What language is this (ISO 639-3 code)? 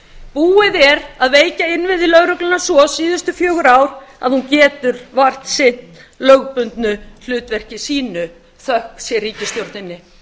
isl